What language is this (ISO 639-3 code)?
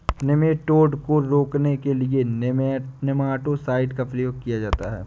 hin